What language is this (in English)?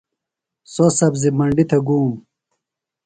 Phalura